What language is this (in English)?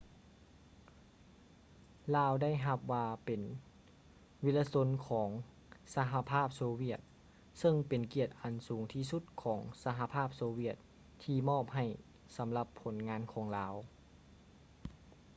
Lao